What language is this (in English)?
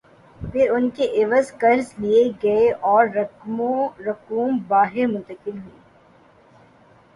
Urdu